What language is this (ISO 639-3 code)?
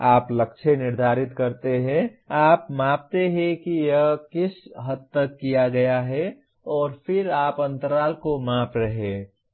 hin